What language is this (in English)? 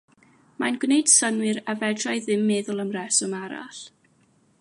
Welsh